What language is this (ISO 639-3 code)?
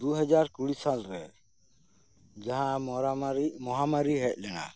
sat